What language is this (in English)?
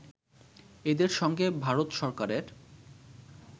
Bangla